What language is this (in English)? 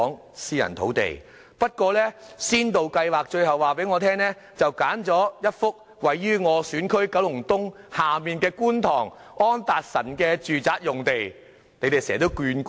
Cantonese